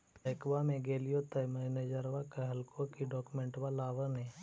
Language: Magahi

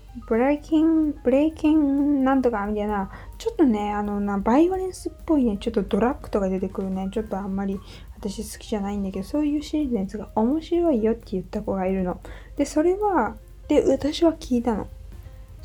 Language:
Japanese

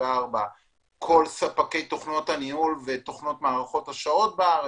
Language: Hebrew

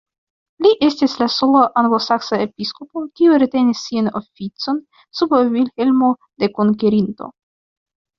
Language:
Esperanto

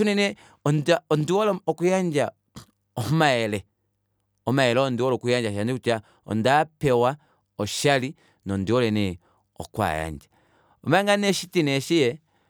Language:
Kuanyama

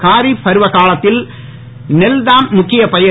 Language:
Tamil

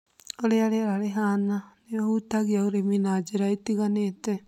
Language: Kikuyu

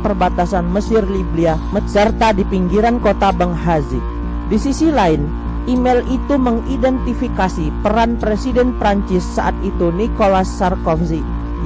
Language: Indonesian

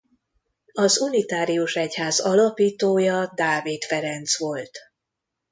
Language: Hungarian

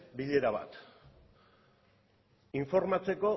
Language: Basque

